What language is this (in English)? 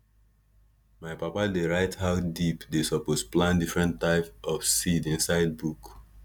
Nigerian Pidgin